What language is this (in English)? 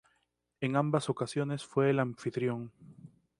Spanish